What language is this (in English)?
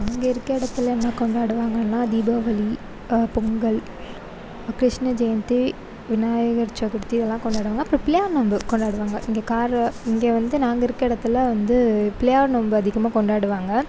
Tamil